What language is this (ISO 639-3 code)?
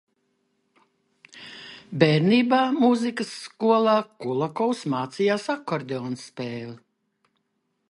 lav